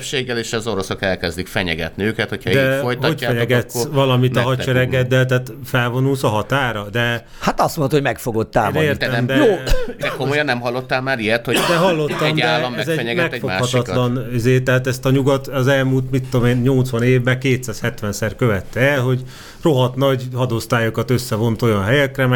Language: Hungarian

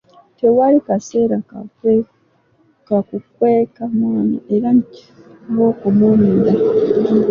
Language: Ganda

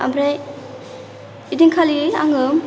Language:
Bodo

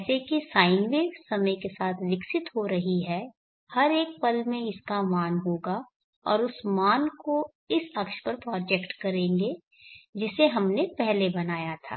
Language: Hindi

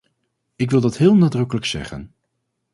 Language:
Dutch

